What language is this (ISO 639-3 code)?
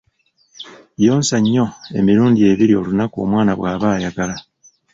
lug